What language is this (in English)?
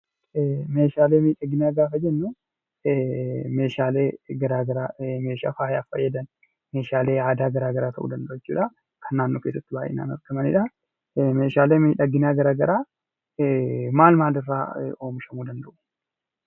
Oromo